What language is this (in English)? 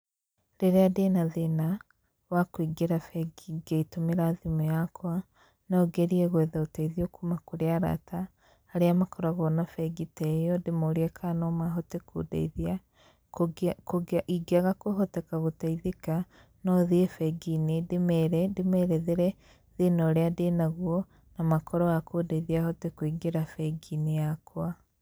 Kikuyu